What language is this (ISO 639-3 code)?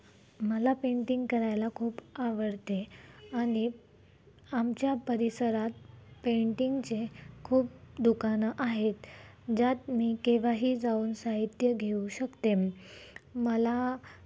mar